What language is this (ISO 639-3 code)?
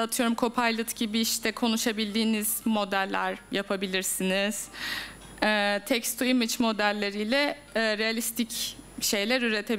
tur